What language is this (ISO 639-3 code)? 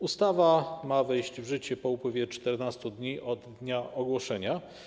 pol